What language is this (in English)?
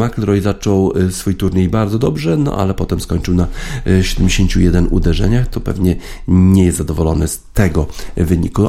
Polish